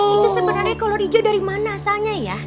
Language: Indonesian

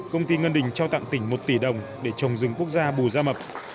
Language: Vietnamese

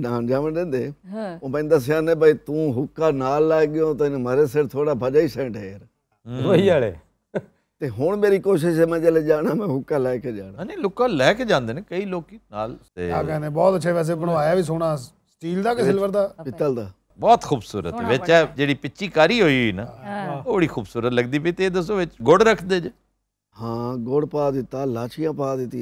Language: Arabic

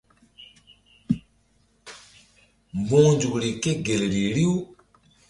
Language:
Mbum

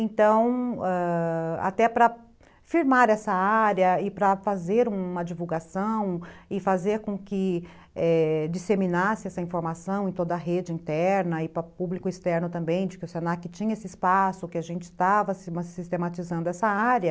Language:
Portuguese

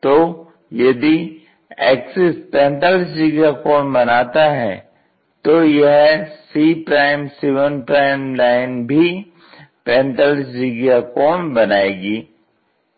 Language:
Hindi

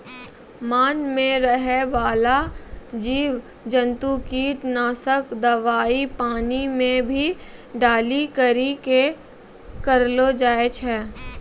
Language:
Maithili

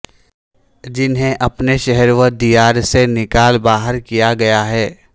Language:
Urdu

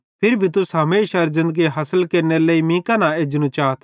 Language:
Bhadrawahi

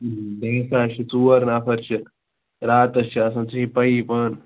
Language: Kashmiri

